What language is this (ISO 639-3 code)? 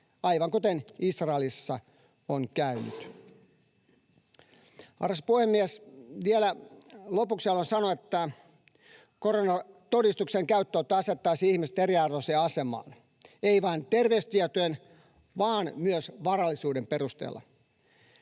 fin